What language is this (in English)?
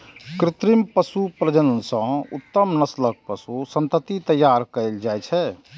Maithili